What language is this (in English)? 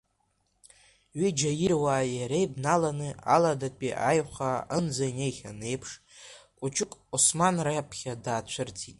Abkhazian